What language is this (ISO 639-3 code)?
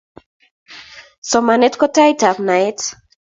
kln